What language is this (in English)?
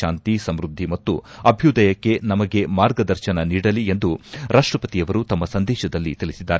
Kannada